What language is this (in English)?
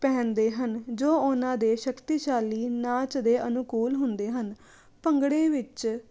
Punjabi